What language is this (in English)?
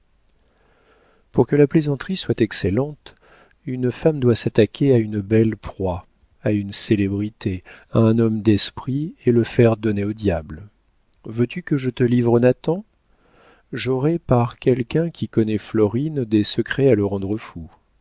French